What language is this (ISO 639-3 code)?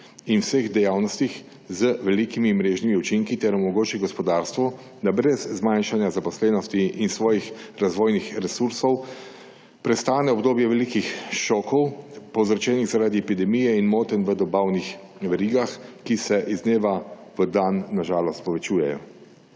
slv